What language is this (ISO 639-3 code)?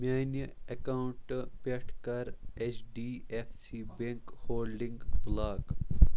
kas